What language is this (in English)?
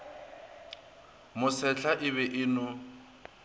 Northern Sotho